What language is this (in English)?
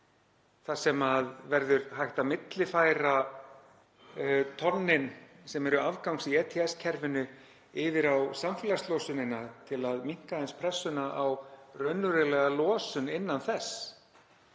Icelandic